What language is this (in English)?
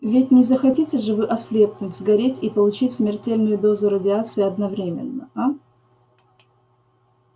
Russian